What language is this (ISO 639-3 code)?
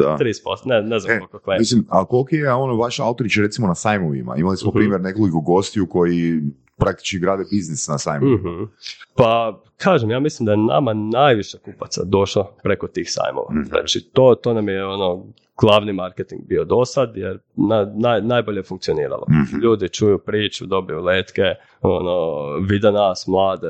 hrv